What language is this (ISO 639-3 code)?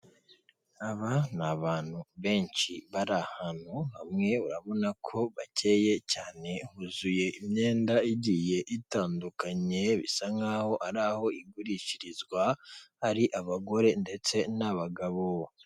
kin